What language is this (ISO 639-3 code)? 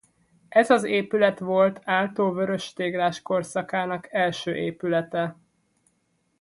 hun